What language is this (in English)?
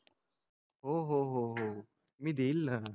Marathi